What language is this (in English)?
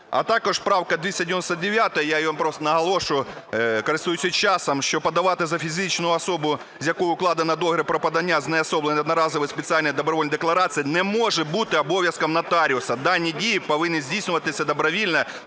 Ukrainian